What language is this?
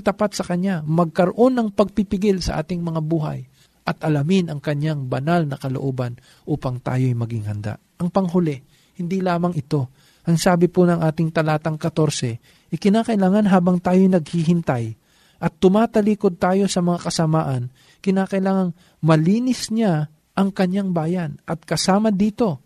Filipino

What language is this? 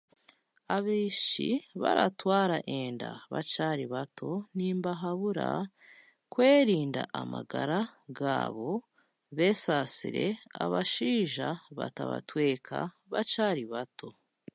Chiga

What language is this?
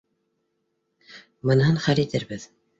Bashkir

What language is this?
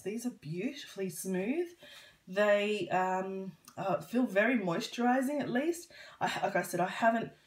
English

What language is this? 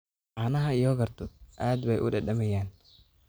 Somali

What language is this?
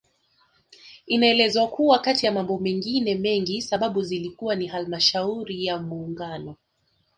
Swahili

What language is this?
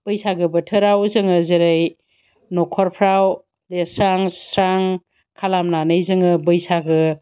Bodo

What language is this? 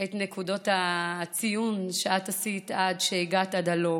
Hebrew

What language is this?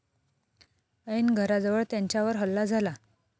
Marathi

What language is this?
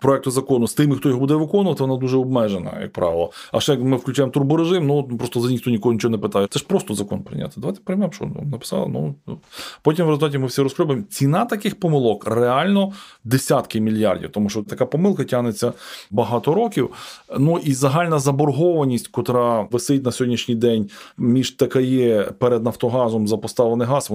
Ukrainian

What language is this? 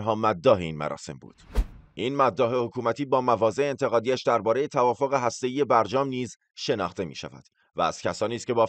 Persian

